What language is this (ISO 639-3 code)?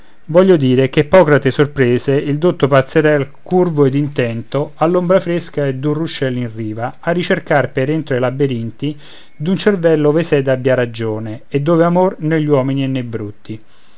ita